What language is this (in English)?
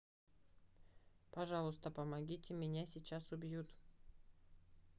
Russian